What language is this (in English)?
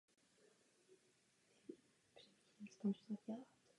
Czech